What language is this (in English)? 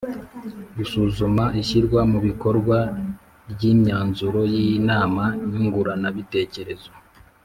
Kinyarwanda